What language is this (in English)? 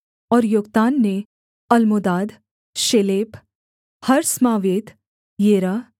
Hindi